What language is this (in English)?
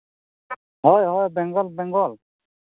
Santali